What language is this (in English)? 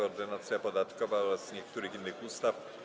Polish